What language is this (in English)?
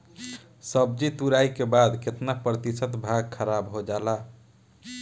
Bhojpuri